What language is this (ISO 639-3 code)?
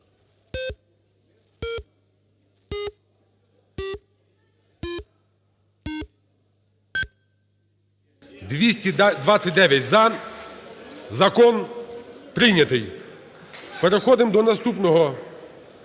ukr